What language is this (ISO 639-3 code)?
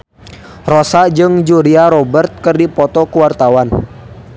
sun